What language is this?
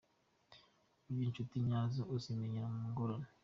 Kinyarwanda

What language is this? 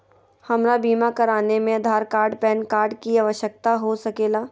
Magahi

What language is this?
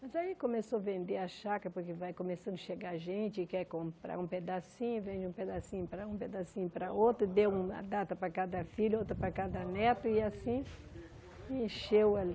Portuguese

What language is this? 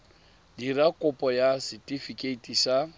Tswana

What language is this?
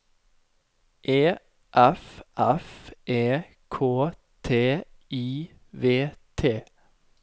Norwegian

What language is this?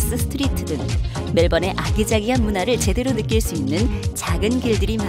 Korean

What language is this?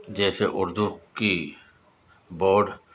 Urdu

